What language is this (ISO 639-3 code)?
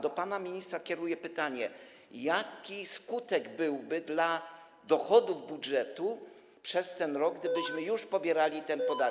pol